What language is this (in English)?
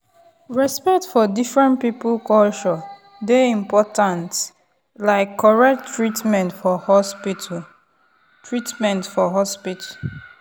Nigerian Pidgin